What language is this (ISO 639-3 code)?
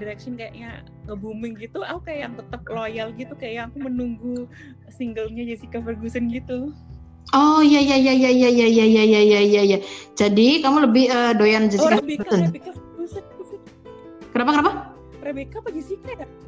ind